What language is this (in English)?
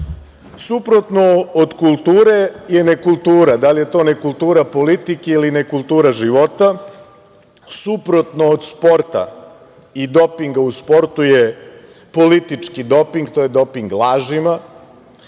Serbian